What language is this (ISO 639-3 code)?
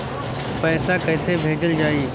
bho